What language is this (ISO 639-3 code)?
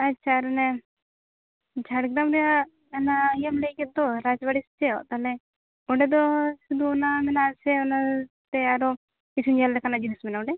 sat